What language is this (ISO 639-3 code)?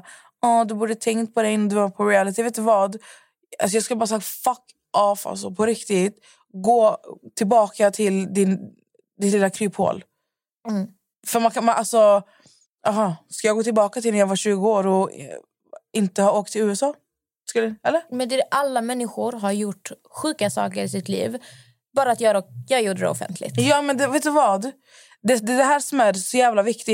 swe